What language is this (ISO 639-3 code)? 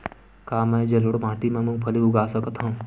hne